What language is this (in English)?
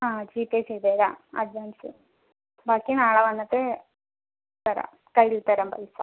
Malayalam